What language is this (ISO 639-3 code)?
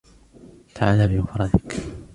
ara